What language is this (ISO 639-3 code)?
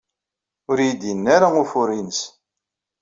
kab